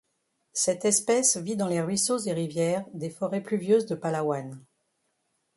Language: French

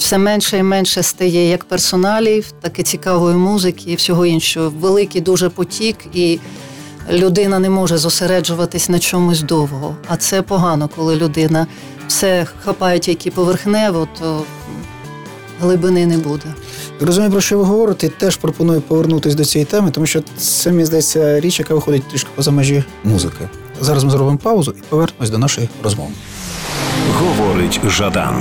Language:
Ukrainian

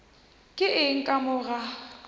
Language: Northern Sotho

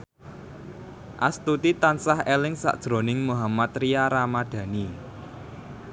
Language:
Javanese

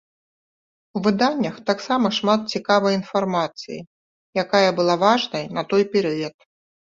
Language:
Belarusian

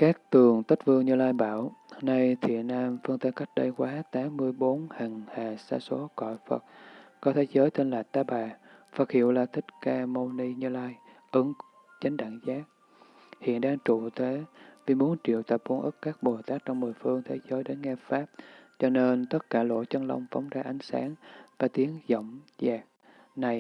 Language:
Vietnamese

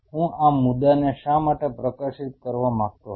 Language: Gujarati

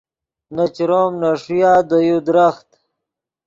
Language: Yidgha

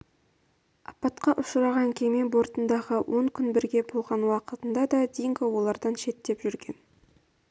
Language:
Kazakh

